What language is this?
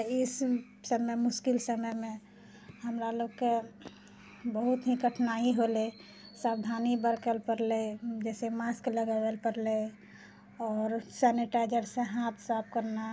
Maithili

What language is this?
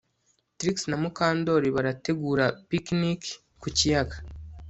Kinyarwanda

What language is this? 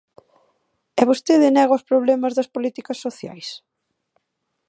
Galician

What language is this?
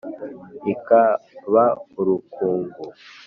Kinyarwanda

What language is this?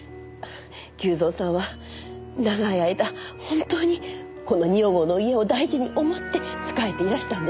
Japanese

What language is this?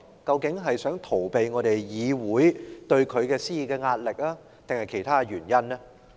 Cantonese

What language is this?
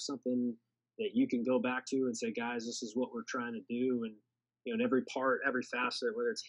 English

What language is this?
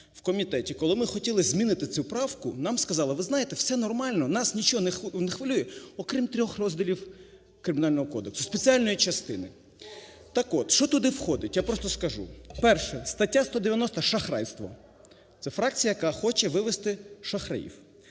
Ukrainian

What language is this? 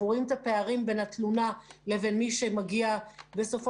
Hebrew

